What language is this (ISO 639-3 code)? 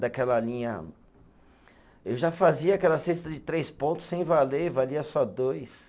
por